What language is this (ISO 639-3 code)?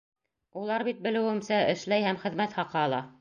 bak